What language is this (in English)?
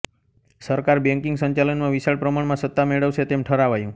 Gujarati